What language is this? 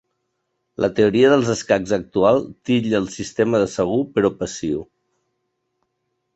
Catalan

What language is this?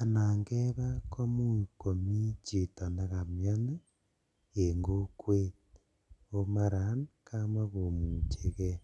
Kalenjin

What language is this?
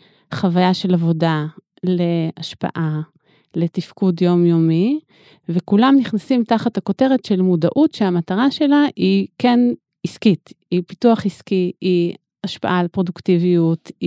Hebrew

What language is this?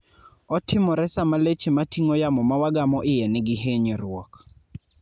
Luo (Kenya and Tanzania)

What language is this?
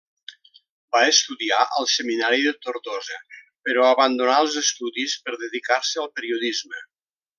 Catalan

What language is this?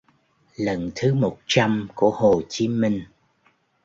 Vietnamese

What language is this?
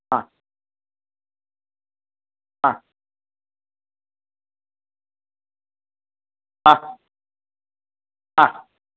Sanskrit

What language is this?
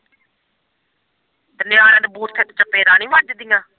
Punjabi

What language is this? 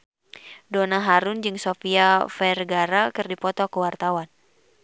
Sundanese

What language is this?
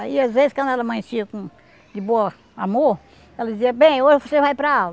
Portuguese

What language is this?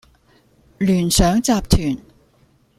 Cantonese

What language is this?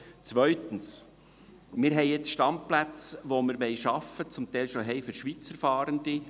Swiss German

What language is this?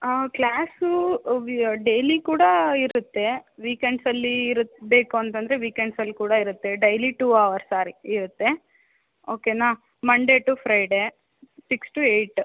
Kannada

